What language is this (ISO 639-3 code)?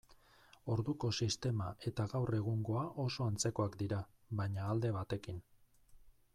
eus